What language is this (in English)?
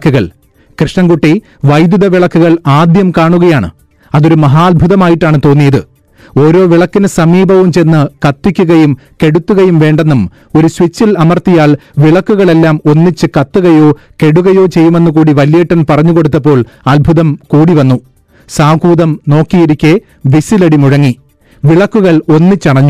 Malayalam